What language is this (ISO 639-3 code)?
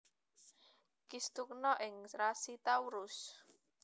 jav